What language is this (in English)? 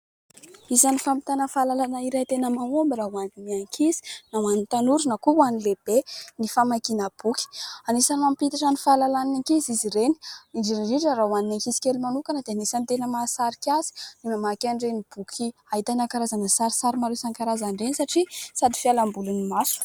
Malagasy